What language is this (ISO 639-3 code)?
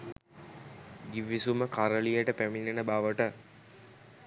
sin